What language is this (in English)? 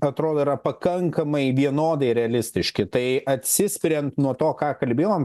Lithuanian